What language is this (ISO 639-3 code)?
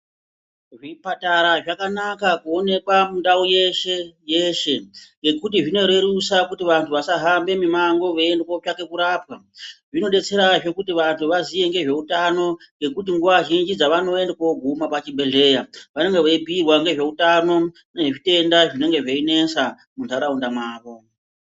ndc